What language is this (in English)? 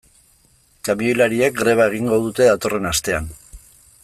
Basque